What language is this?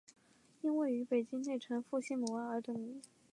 Chinese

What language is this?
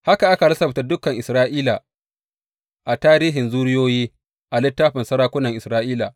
Hausa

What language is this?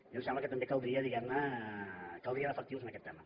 Catalan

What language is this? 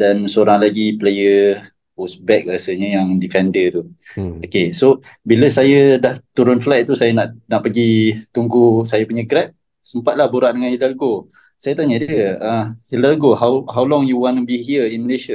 Malay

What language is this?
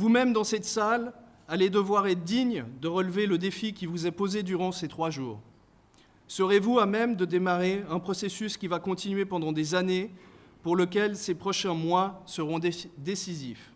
French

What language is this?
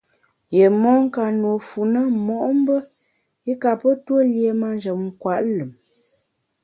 Bamun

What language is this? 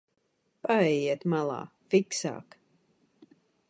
Latvian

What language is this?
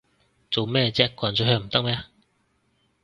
Cantonese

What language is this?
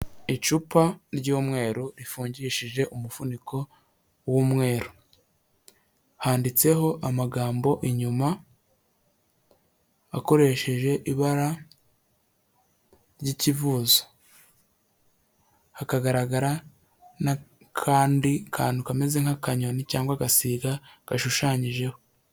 Kinyarwanda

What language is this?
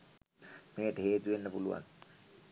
Sinhala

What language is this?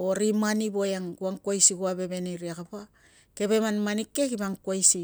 Tungag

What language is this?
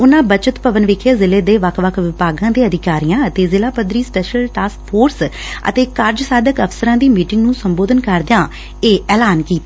Punjabi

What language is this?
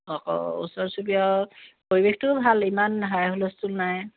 Assamese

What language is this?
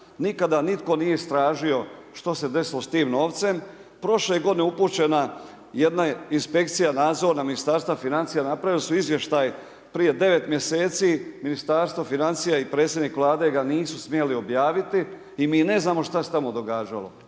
Croatian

